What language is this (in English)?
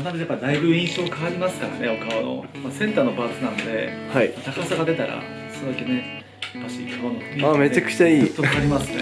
Japanese